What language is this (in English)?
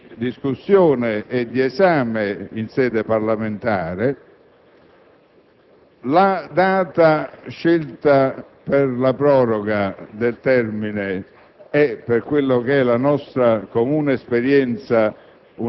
Italian